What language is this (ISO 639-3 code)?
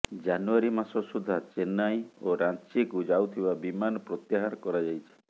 ori